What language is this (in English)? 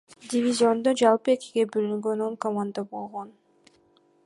Kyrgyz